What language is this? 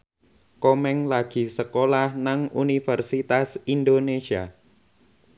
Javanese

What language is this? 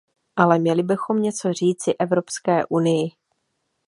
Czech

